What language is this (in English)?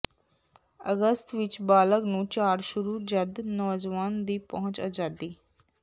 Punjabi